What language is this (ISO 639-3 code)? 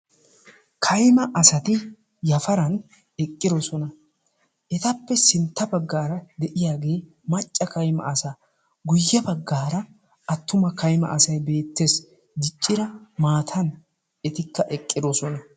wal